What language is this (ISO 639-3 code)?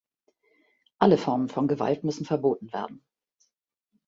deu